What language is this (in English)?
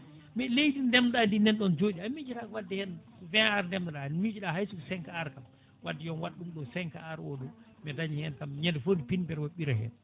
Fula